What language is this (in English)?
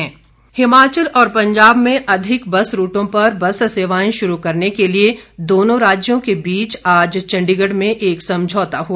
Hindi